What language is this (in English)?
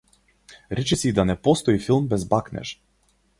Macedonian